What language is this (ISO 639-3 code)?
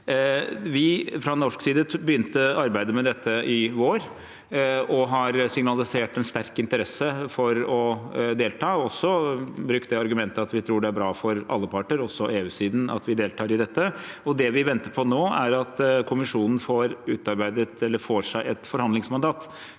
nor